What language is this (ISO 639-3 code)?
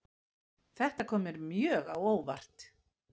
isl